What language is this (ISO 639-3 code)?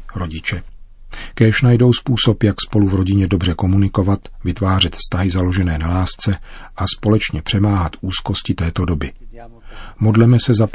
ces